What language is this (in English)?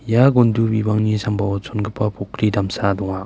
Garo